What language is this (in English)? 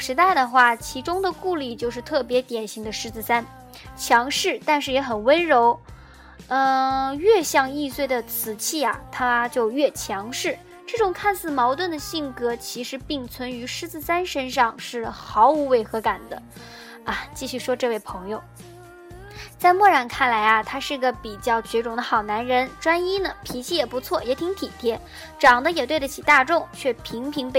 Chinese